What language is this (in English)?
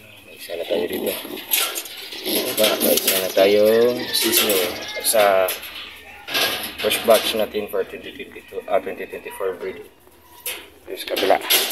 Filipino